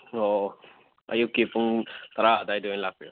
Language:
Manipuri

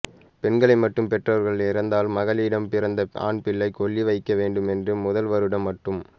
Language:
Tamil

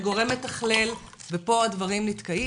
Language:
Hebrew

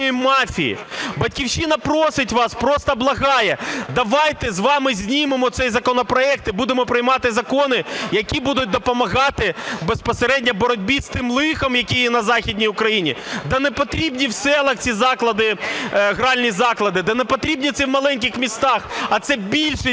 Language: Ukrainian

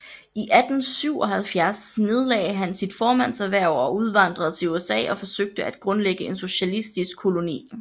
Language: Danish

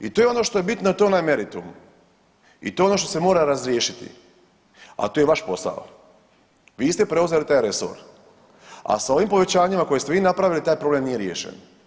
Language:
Croatian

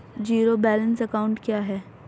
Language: Hindi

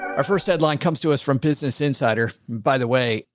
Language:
English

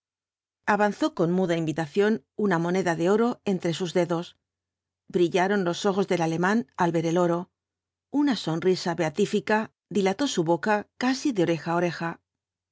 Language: Spanish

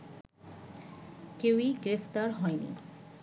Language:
Bangla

